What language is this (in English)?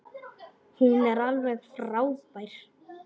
Icelandic